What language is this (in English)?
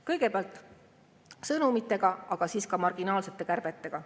Estonian